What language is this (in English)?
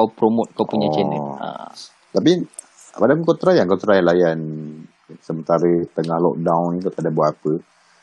Malay